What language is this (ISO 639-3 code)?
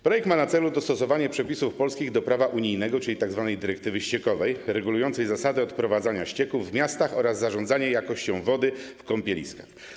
pol